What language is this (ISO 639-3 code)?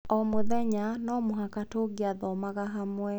kik